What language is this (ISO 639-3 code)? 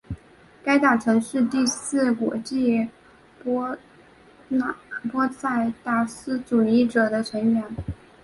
zho